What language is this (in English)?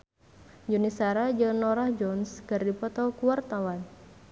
Sundanese